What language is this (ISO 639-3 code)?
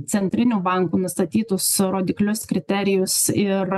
lit